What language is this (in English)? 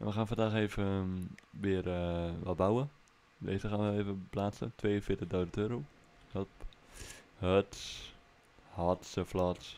Dutch